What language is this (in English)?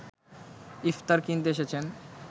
Bangla